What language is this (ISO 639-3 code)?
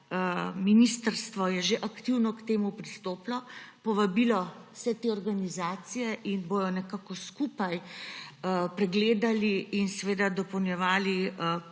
slv